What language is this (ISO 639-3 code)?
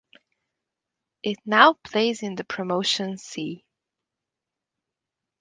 eng